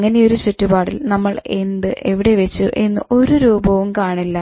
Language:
Malayalam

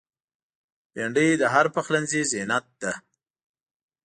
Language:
Pashto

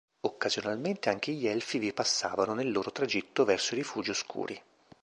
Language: Italian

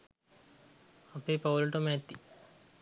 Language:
Sinhala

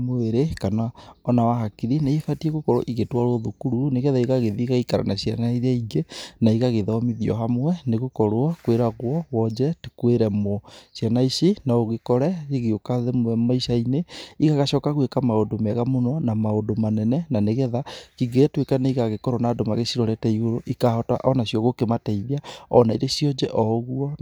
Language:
Kikuyu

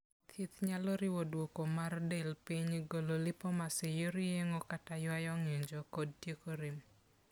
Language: Luo (Kenya and Tanzania)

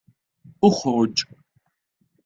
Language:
Arabic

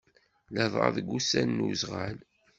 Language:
Kabyle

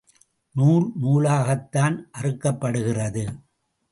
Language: Tamil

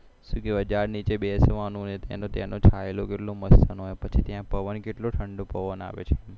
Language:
Gujarati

